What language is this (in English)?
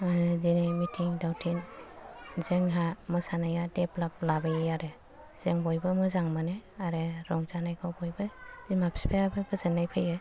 Bodo